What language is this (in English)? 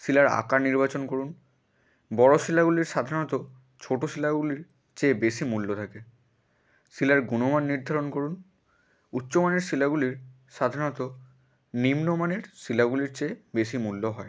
Bangla